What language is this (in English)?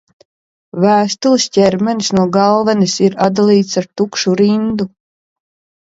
Latvian